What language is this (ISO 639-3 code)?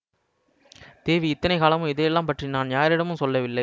tam